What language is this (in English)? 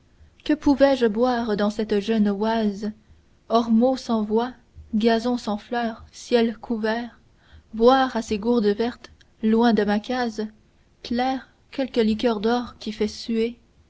French